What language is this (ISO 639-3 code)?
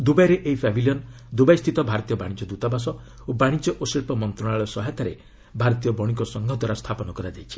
ori